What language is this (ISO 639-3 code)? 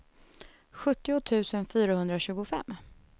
swe